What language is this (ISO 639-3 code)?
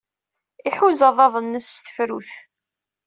kab